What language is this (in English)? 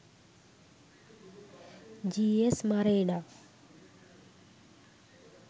Sinhala